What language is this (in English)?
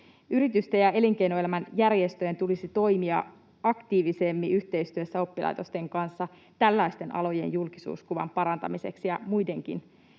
Finnish